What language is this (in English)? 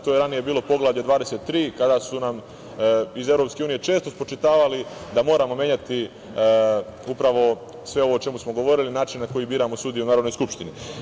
Serbian